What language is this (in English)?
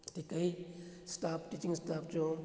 Punjabi